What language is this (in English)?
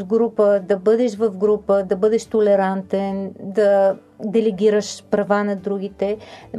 Bulgarian